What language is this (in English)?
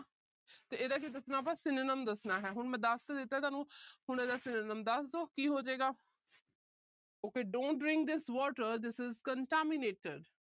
Punjabi